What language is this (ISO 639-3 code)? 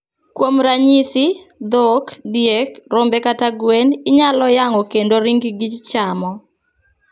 luo